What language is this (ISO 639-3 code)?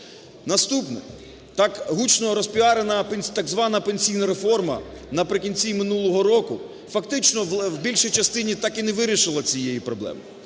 ukr